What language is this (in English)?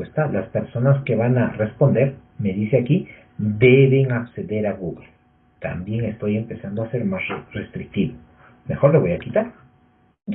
Spanish